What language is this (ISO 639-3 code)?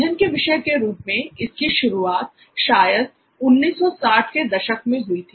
hin